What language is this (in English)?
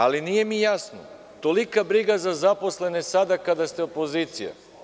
Serbian